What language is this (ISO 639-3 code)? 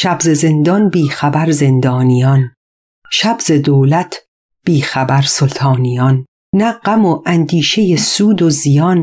fas